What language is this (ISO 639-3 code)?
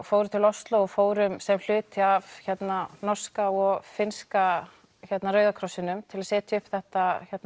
isl